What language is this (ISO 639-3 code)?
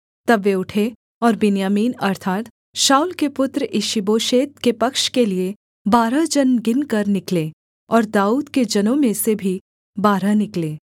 hin